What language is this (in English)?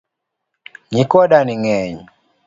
Luo (Kenya and Tanzania)